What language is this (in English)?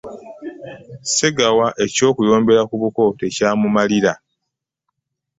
Ganda